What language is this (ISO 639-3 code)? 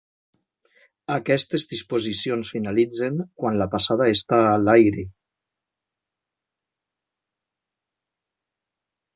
cat